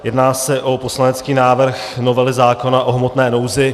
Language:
Czech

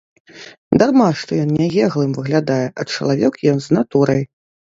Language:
Belarusian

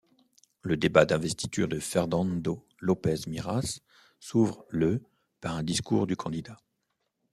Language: French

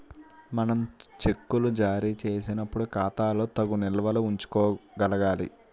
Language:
Telugu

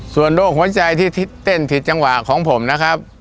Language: Thai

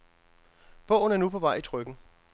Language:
Danish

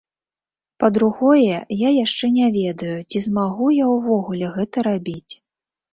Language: Belarusian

